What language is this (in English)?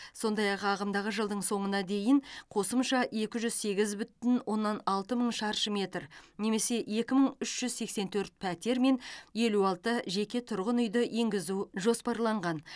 Kazakh